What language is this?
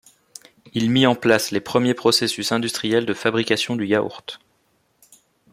French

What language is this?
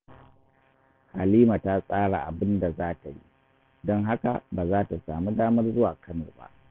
Hausa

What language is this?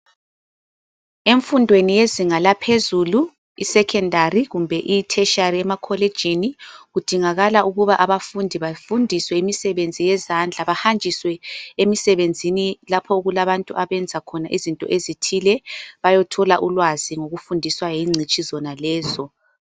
North Ndebele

